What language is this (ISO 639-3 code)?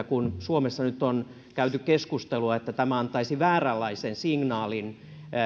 fin